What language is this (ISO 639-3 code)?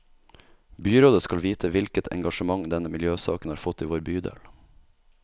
nor